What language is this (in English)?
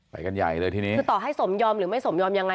Thai